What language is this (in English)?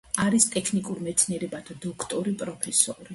Georgian